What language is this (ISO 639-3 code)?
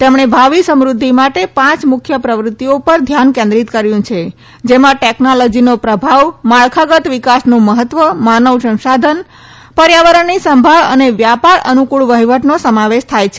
guj